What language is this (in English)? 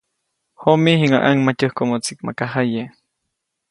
Copainalá Zoque